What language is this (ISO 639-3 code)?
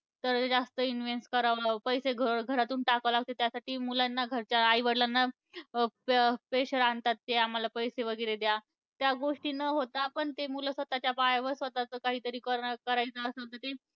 mar